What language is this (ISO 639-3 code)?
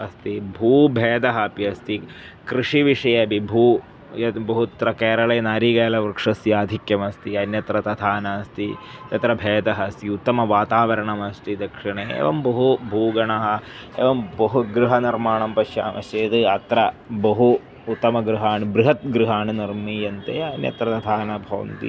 san